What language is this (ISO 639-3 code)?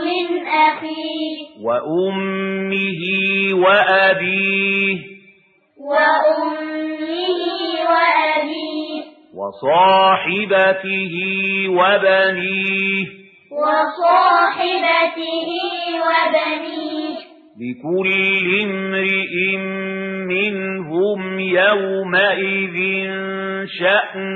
ara